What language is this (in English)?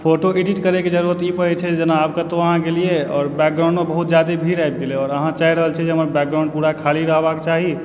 Maithili